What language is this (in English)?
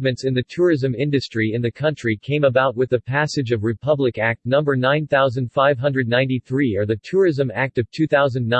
English